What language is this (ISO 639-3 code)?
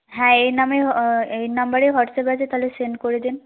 ben